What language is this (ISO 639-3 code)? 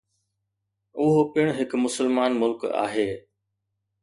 snd